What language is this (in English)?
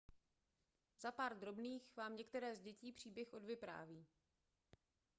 Czech